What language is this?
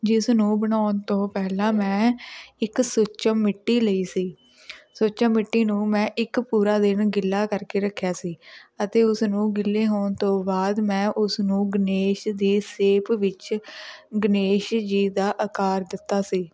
Punjabi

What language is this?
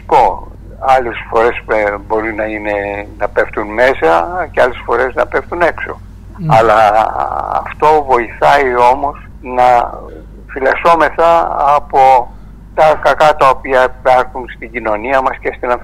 Greek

